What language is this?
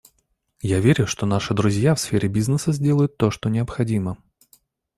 Russian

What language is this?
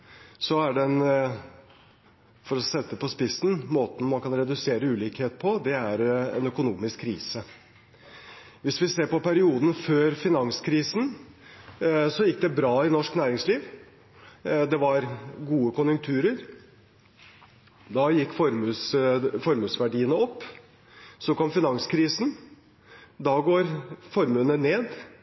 Norwegian Bokmål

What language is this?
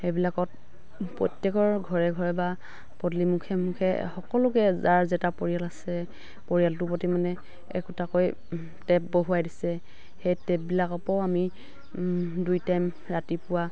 Assamese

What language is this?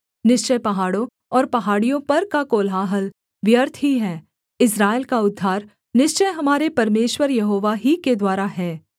Hindi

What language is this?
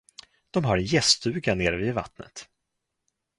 Swedish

